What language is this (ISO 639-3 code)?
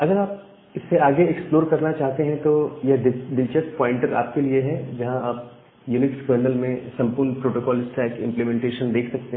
hin